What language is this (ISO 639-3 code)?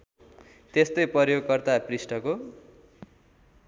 nep